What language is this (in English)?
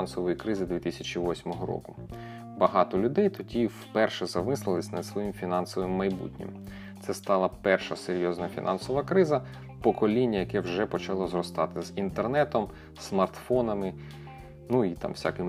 Ukrainian